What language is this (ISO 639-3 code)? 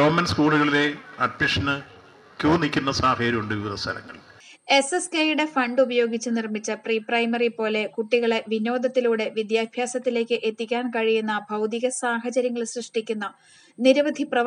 ita